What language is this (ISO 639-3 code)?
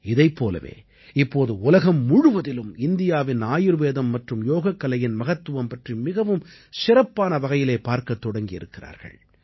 tam